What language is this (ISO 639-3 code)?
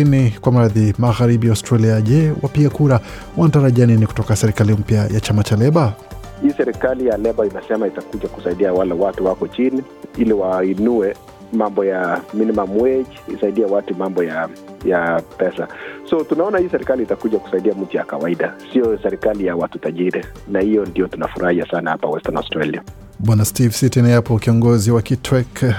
swa